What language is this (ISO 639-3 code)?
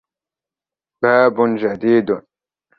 ara